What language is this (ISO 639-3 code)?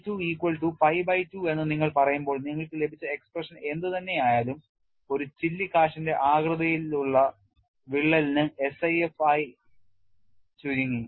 mal